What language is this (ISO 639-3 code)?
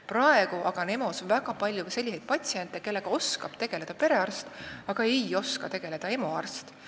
est